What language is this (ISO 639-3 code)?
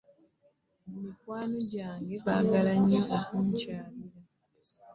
lug